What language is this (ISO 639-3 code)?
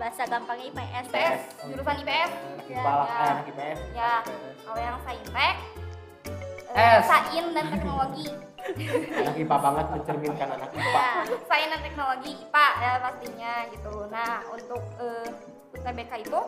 ind